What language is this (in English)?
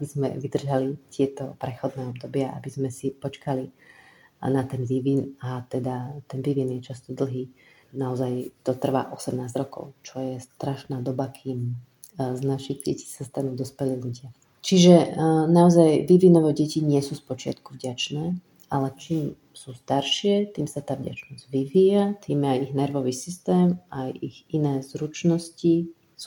Slovak